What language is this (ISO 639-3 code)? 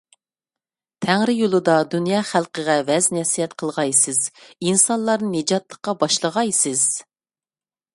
uig